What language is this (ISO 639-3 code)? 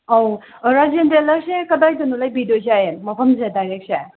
mni